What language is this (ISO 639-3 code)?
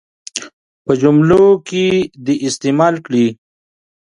pus